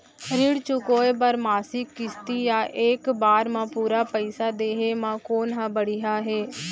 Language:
Chhattisgarhi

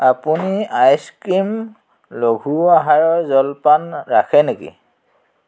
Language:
Assamese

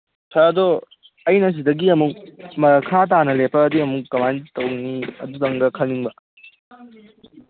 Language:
Manipuri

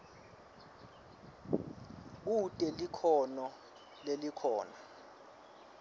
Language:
Swati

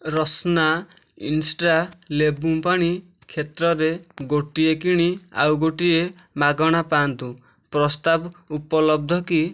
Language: Odia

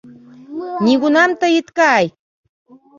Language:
Mari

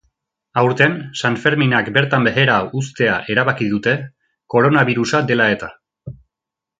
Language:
Basque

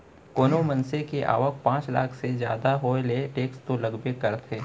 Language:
Chhattisgarhi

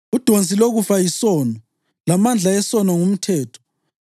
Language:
North Ndebele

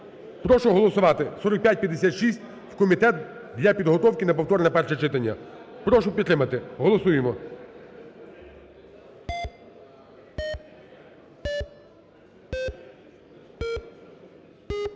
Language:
Ukrainian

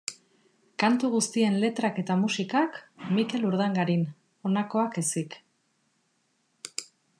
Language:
Basque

